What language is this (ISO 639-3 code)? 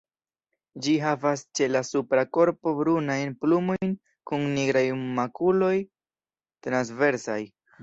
epo